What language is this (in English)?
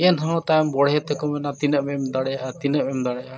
Santali